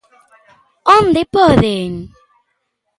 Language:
Galician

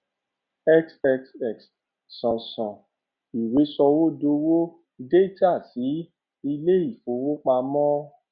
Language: Yoruba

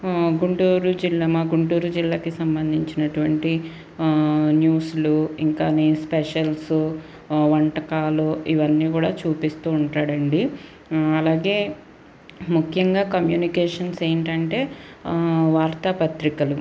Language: Telugu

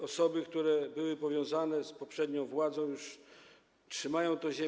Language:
Polish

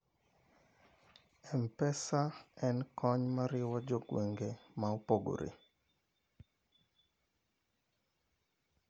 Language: Luo (Kenya and Tanzania)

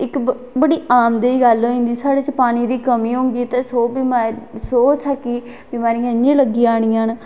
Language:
Dogri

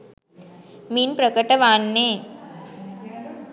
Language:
Sinhala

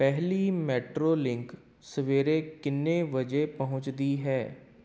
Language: Punjabi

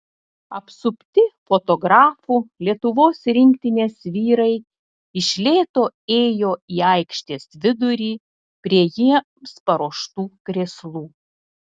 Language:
Lithuanian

